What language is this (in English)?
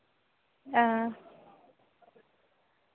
Dogri